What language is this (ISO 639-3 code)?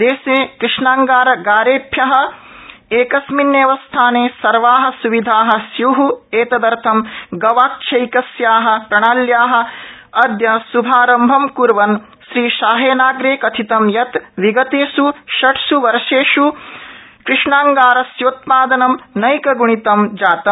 san